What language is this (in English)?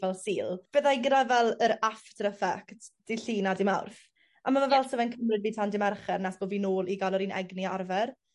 Welsh